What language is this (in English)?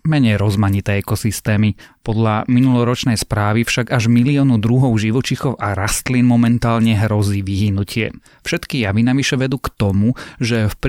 Slovak